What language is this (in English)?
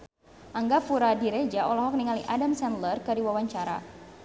Sundanese